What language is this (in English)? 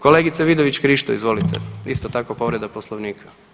Croatian